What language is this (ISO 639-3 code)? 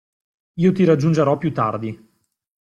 ita